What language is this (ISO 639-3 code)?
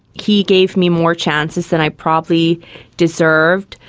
eng